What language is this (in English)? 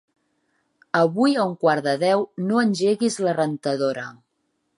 Catalan